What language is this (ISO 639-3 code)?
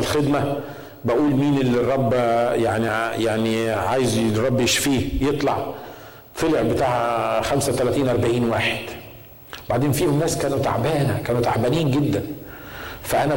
ara